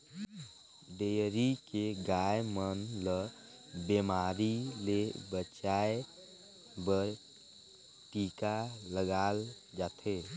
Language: Chhattisgarhi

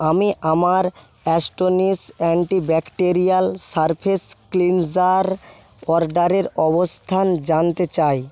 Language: Bangla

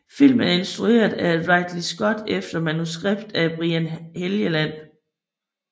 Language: Danish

